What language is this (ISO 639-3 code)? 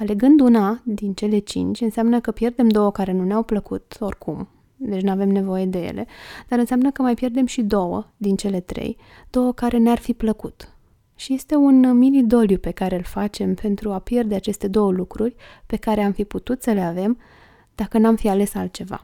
ron